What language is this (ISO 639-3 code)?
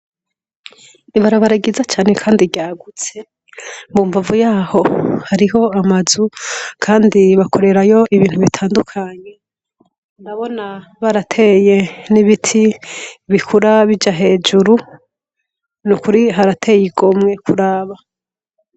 run